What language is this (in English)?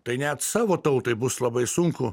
Lithuanian